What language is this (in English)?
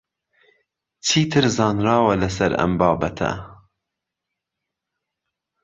Central Kurdish